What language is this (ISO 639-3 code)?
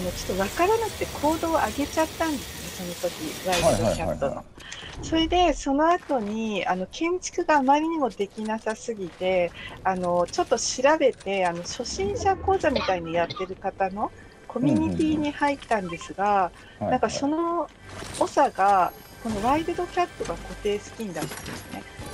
jpn